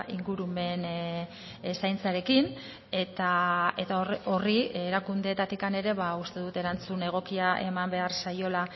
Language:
Basque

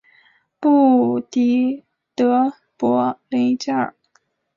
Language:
Chinese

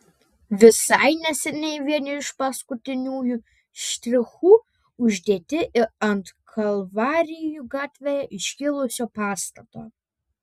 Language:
Lithuanian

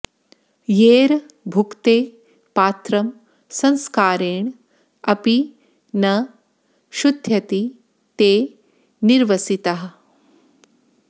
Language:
Sanskrit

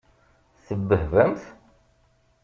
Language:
Kabyle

